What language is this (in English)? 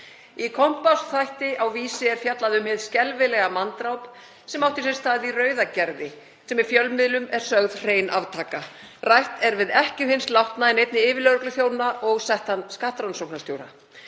Icelandic